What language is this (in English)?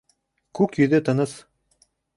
Bashkir